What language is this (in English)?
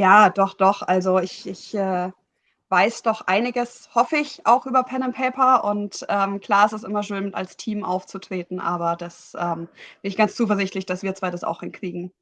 German